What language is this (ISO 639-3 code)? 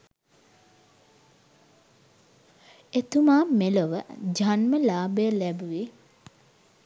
sin